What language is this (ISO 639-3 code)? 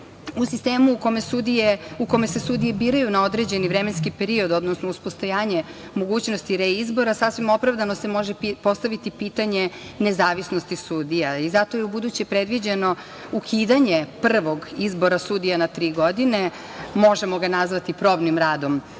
srp